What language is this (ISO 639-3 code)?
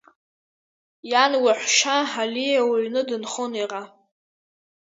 abk